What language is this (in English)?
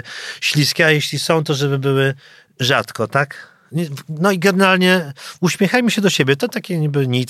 Polish